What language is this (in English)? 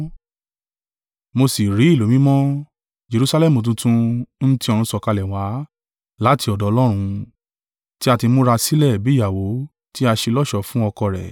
Yoruba